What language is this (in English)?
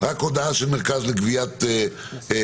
Hebrew